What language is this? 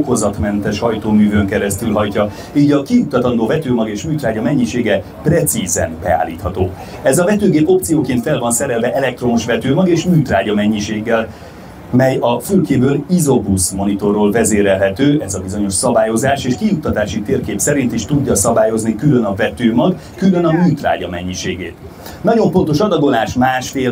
Hungarian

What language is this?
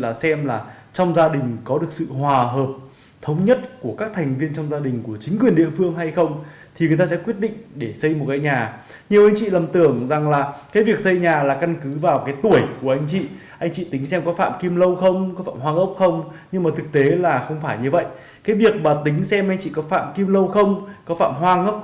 Vietnamese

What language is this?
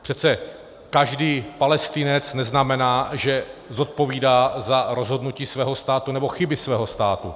Czech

